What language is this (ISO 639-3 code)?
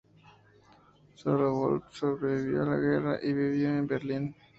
spa